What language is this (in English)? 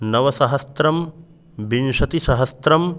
Sanskrit